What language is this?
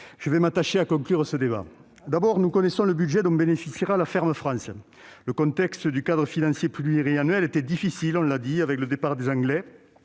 French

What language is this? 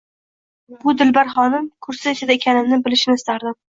Uzbek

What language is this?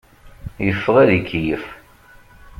Kabyle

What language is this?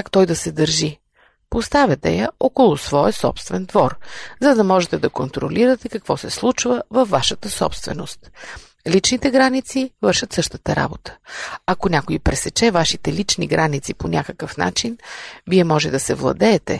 Bulgarian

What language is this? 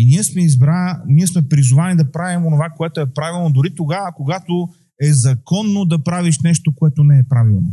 Bulgarian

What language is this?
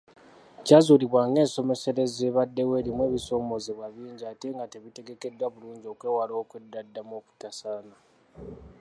Ganda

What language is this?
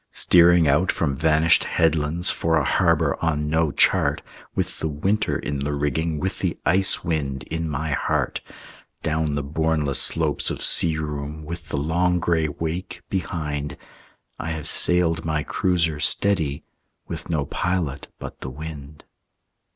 English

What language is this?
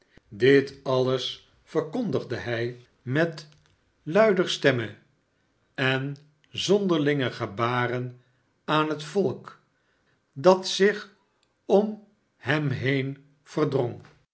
Dutch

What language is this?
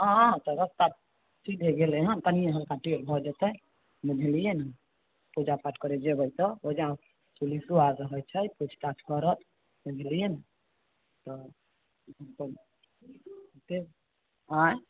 Maithili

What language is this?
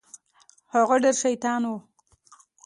Pashto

